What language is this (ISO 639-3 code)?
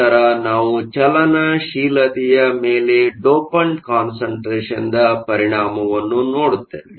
kan